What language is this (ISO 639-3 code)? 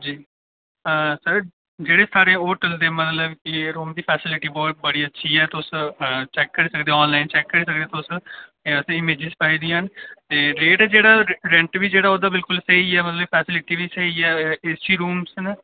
doi